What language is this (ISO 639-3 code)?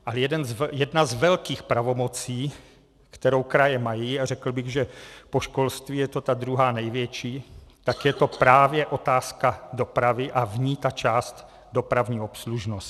ces